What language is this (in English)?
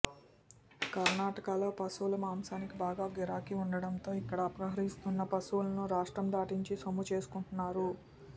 Telugu